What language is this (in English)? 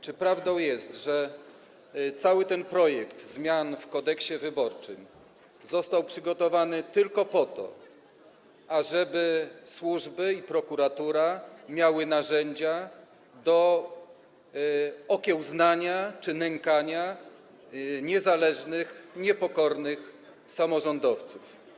Polish